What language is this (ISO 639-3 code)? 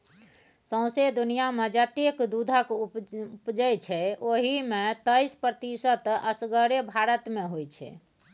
mai